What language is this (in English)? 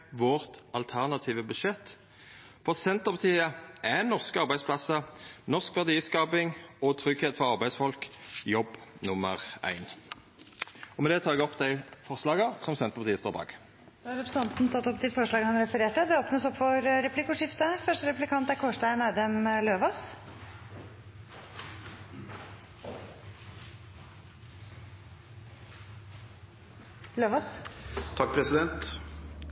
Norwegian